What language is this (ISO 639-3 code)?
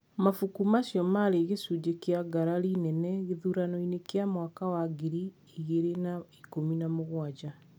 kik